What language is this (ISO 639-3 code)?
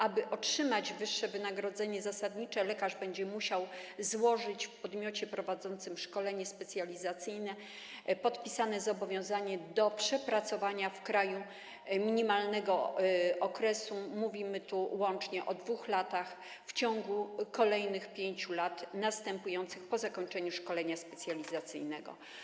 pol